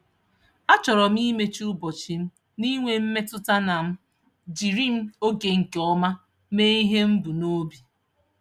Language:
Igbo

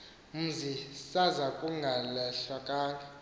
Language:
Xhosa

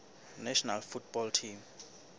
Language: Southern Sotho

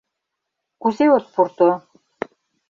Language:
Mari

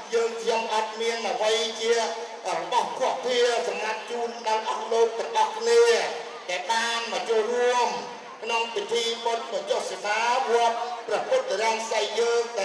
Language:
Thai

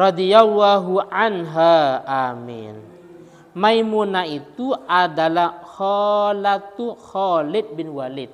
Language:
Indonesian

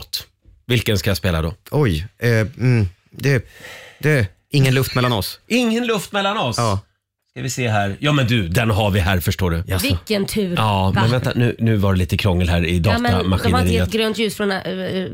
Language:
Swedish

